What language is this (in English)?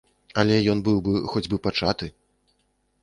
Belarusian